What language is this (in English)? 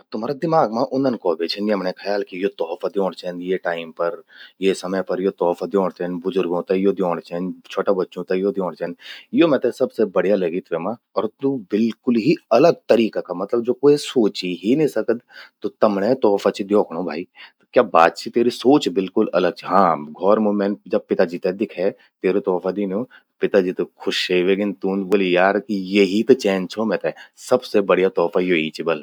Garhwali